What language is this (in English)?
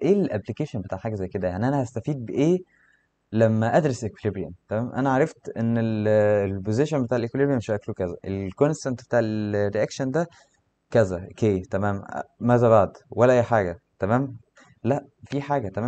Arabic